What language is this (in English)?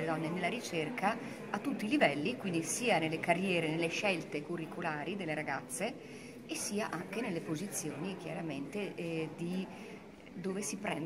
Italian